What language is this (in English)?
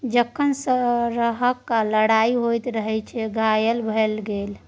Maithili